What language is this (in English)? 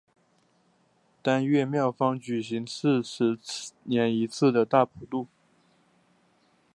Chinese